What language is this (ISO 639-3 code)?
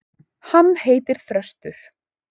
isl